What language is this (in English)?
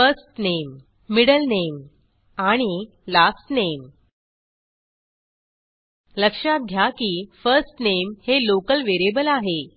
Marathi